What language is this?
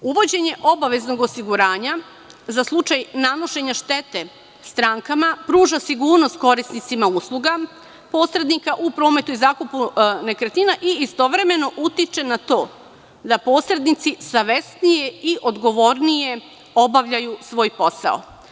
Serbian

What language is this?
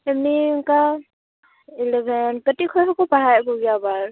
Santali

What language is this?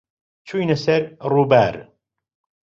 Central Kurdish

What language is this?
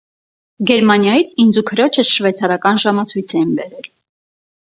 Armenian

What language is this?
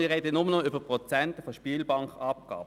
Swiss German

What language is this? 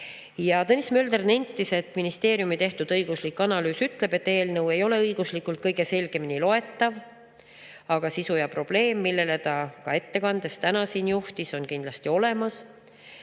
Estonian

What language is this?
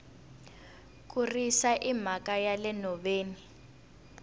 Tsonga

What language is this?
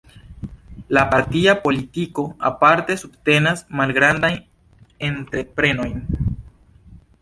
Esperanto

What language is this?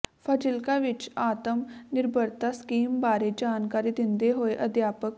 Punjabi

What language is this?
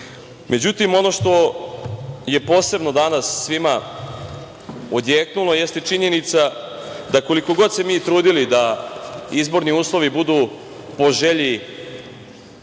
Serbian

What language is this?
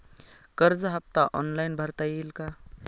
Marathi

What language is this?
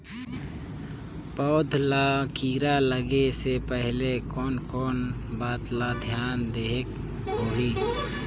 Chhattisgarhi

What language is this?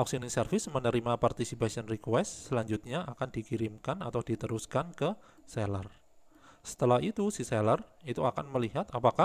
Indonesian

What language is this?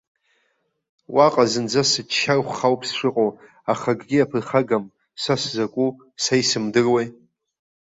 Abkhazian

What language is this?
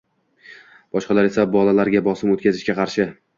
Uzbek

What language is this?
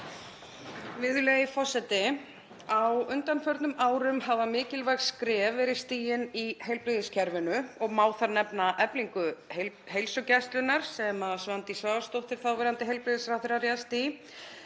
Icelandic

